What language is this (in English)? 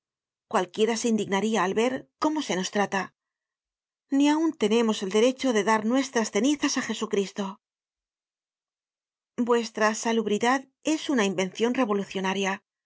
Spanish